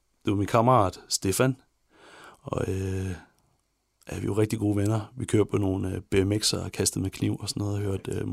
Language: Danish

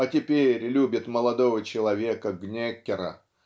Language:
Russian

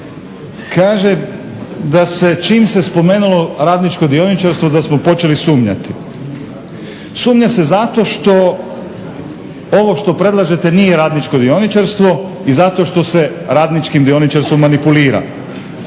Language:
Croatian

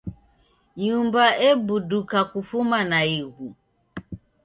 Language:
Taita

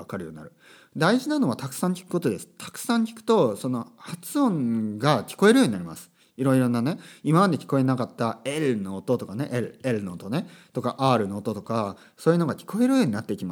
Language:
Japanese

